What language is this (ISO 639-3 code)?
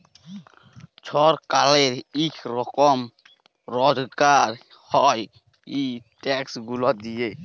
ben